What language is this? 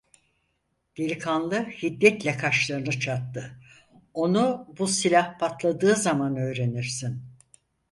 Turkish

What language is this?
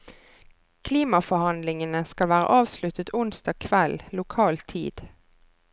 Norwegian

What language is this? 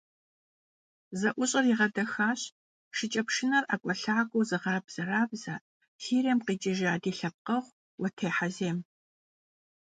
Kabardian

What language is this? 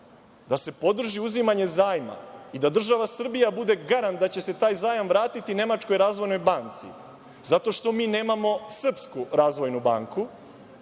Serbian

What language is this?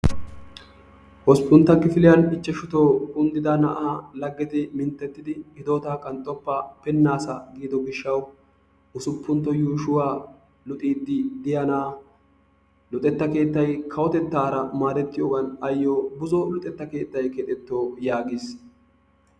Wolaytta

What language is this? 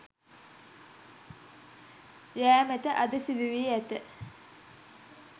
Sinhala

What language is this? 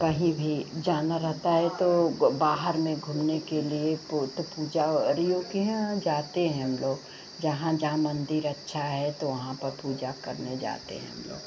Hindi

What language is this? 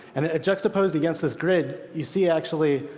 English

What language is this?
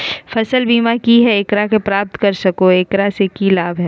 Magahi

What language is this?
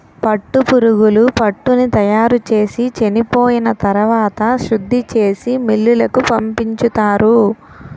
Telugu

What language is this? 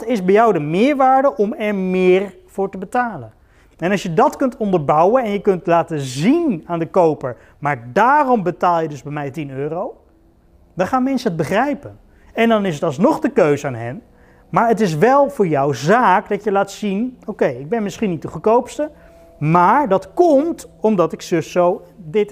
Dutch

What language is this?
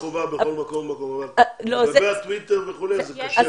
Hebrew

